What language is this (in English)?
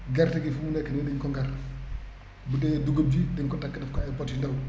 Wolof